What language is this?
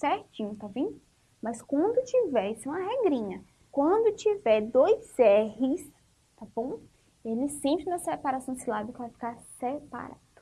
Portuguese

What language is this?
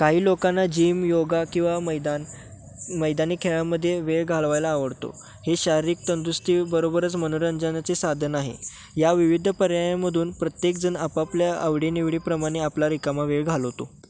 Marathi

